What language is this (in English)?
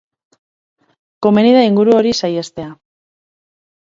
Basque